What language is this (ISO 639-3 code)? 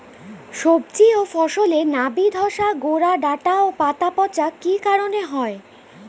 ben